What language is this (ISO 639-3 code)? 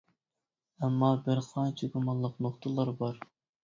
uig